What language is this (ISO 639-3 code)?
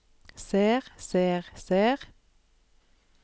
nor